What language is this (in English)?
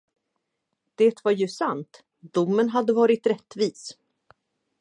Swedish